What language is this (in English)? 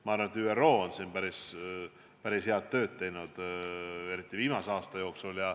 Estonian